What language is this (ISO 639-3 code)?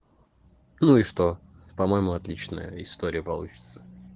rus